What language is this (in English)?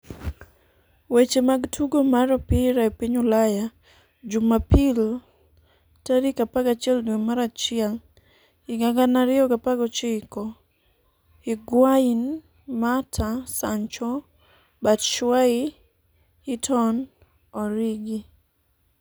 Luo (Kenya and Tanzania)